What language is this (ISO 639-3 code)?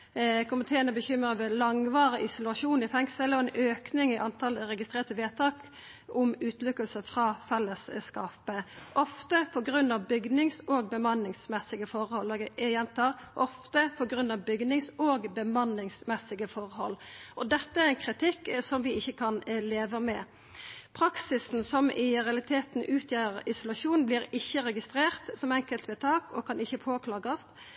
nno